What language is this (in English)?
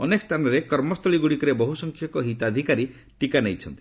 Odia